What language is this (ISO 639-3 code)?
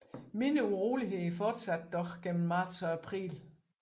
dan